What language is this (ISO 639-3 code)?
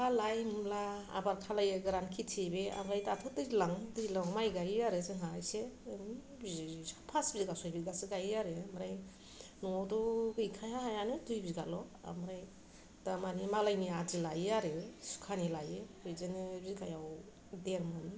brx